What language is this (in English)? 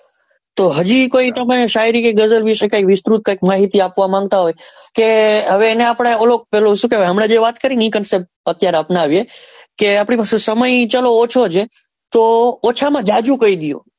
Gujarati